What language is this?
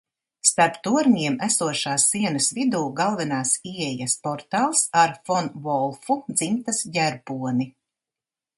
Latvian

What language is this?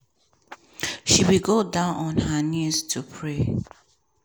Nigerian Pidgin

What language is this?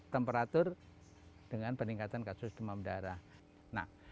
Indonesian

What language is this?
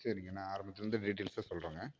Tamil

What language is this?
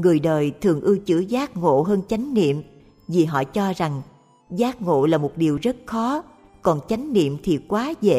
Vietnamese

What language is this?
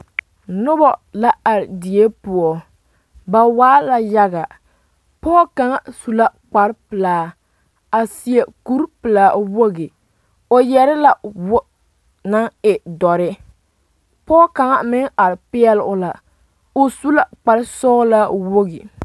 Southern Dagaare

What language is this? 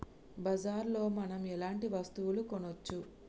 Telugu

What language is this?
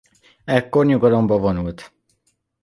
Hungarian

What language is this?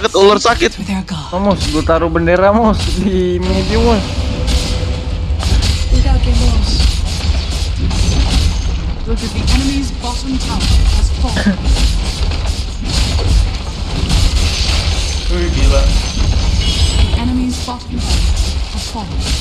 Indonesian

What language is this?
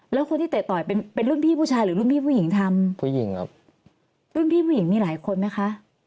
Thai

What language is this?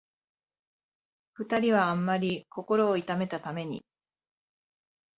Japanese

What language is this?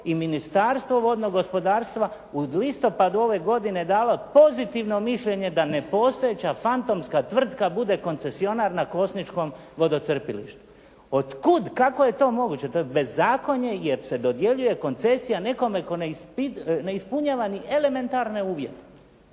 Croatian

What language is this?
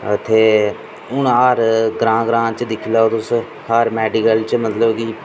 Dogri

